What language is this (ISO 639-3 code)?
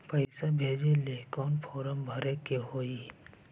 mag